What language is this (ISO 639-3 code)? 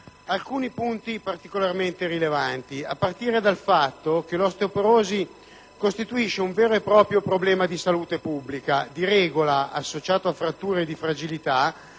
ita